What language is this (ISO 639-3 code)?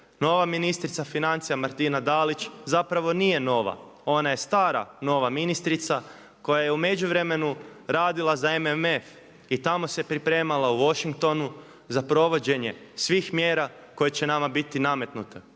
hrv